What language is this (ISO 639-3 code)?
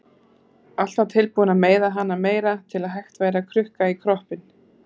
isl